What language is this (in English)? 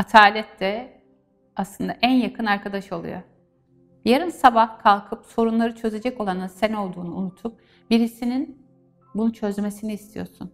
Turkish